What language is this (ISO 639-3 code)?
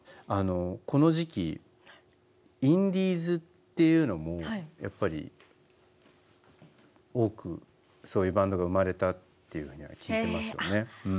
jpn